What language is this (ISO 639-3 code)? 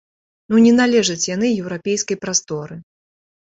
bel